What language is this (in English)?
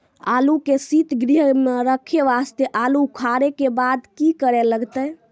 Maithili